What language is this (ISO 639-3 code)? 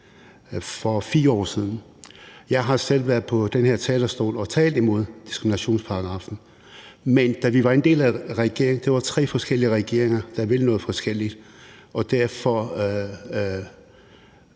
dan